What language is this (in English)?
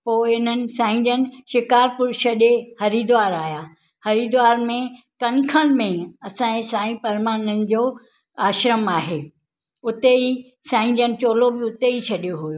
Sindhi